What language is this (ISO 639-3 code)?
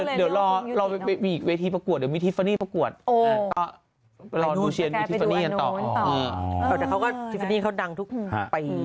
tha